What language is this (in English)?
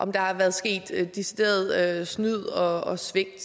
Danish